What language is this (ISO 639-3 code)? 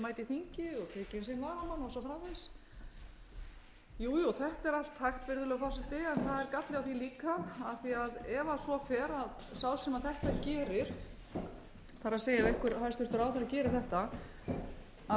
isl